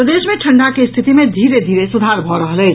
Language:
Maithili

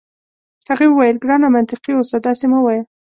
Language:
Pashto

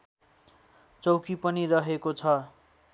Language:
Nepali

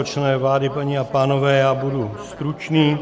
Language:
Czech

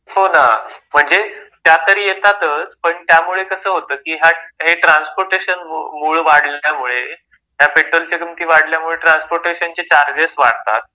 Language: Marathi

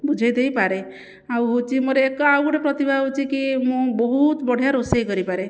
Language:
Odia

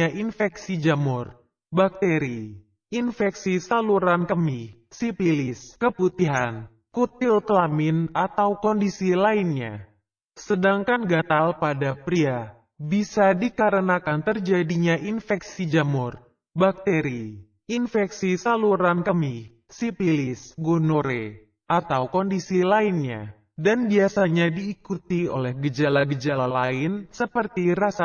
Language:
Indonesian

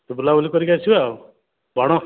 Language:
Odia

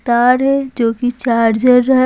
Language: Hindi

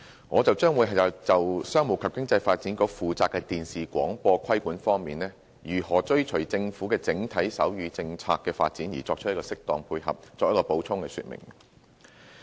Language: Cantonese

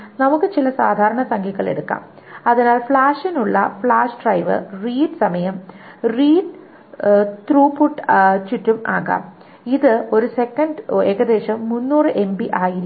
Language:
Malayalam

